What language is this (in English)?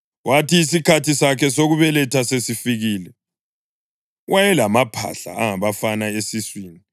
North Ndebele